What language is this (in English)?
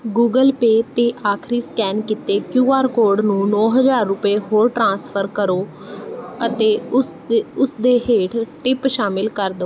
Punjabi